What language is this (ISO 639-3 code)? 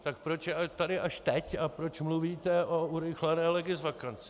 ces